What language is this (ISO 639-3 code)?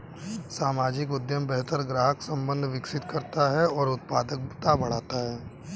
hin